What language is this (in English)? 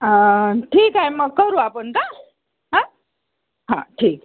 Marathi